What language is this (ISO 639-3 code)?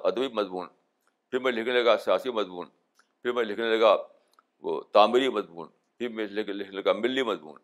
urd